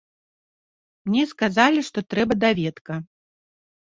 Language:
Belarusian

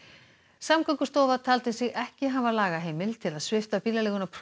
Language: Icelandic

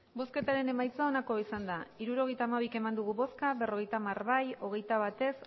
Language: Basque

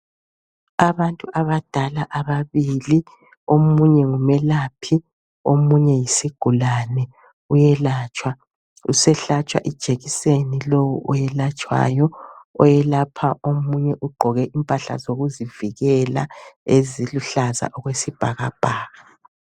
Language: North Ndebele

